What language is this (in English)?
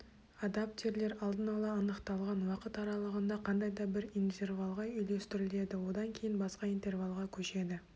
Kazakh